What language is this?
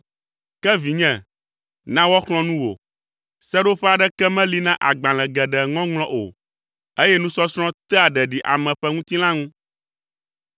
Ewe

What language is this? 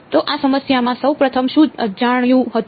Gujarati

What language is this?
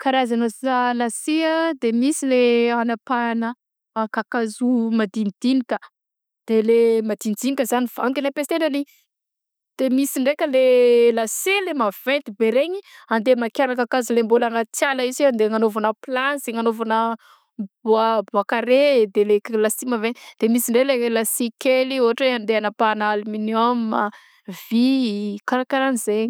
Southern Betsimisaraka Malagasy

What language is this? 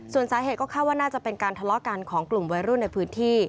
Thai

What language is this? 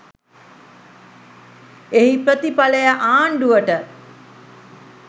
Sinhala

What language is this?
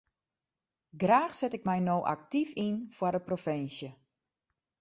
Western Frisian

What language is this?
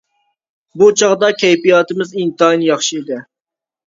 Uyghur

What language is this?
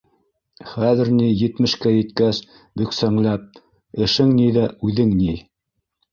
Bashkir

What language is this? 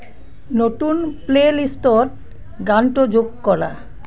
Assamese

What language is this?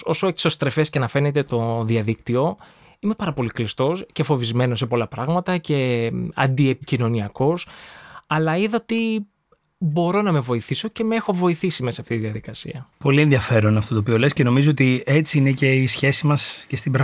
Greek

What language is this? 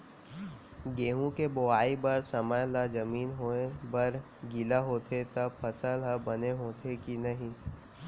Chhattisgarhi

